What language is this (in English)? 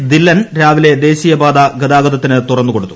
Malayalam